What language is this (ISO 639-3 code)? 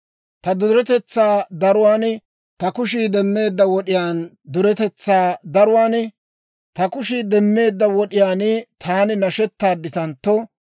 dwr